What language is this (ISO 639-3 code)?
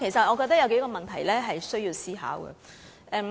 yue